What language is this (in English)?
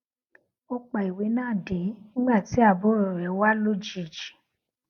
Yoruba